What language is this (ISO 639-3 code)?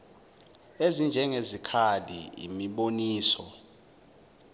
zul